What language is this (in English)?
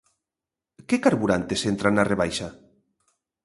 Galician